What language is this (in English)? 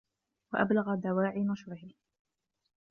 Arabic